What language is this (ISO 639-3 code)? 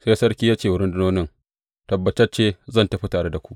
hau